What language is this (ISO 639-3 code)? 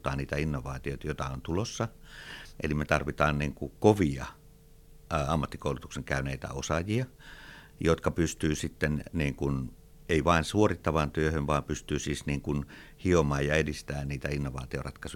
fin